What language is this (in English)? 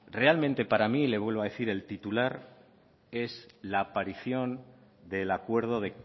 Spanish